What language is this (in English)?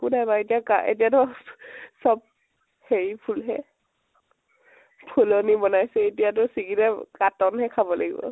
Assamese